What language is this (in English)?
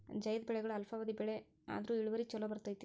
Kannada